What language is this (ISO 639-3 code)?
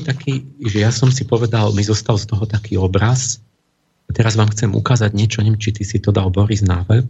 slk